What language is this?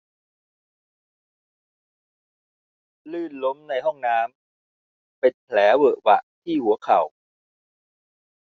Thai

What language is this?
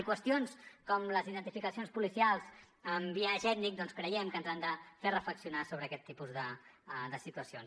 Catalan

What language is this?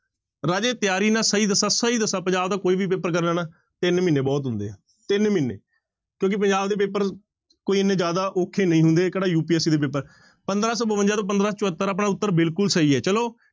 Punjabi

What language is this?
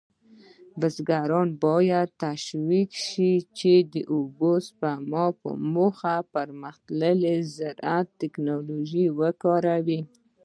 Pashto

